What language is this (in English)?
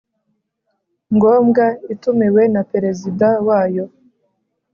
Kinyarwanda